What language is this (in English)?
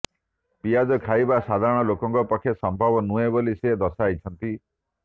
Odia